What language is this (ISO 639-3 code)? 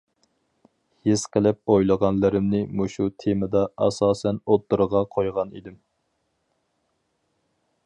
uig